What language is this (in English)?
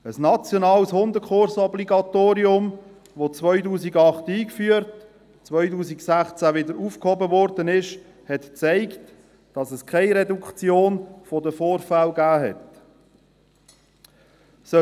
Swiss German